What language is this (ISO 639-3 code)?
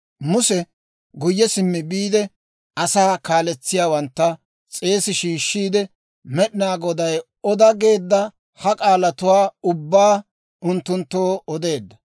dwr